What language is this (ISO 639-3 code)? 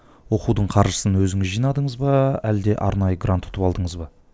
kaz